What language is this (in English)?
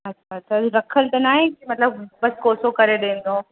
Sindhi